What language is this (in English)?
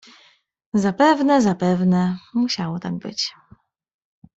Polish